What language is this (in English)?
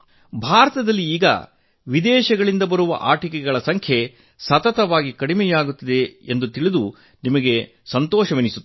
Kannada